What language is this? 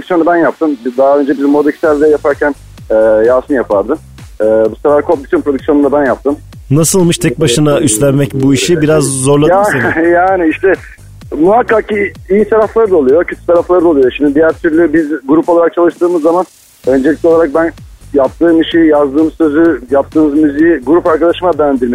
Turkish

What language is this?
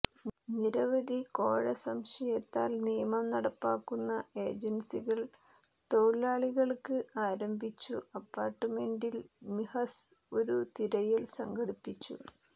Malayalam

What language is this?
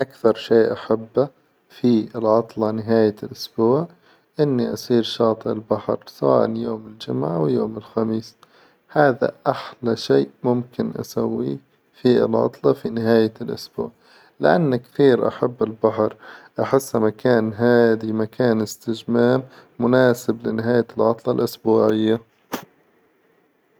Hijazi Arabic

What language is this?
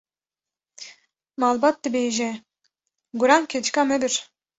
Kurdish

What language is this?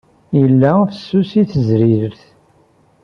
Kabyle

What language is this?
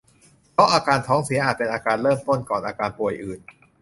Thai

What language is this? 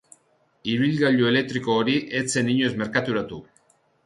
Basque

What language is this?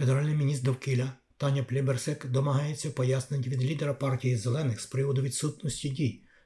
Ukrainian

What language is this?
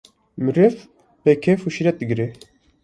Kurdish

